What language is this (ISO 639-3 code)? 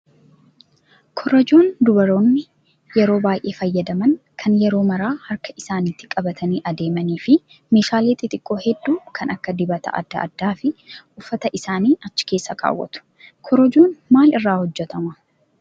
orm